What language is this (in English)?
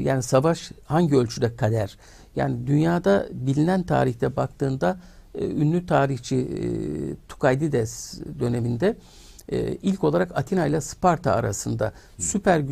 Turkish